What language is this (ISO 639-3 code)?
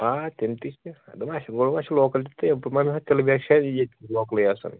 kas